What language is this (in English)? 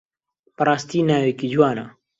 Central Kurdish